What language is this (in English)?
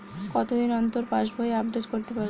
Bangla